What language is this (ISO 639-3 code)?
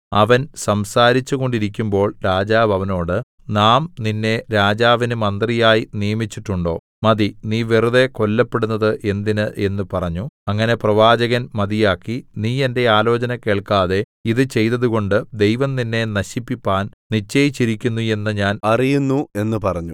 mal